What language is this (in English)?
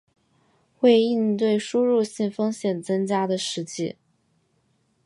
Chinese